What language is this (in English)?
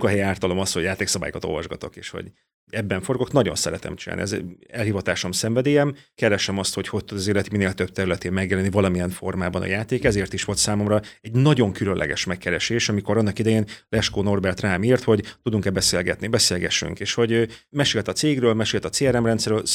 Hungarian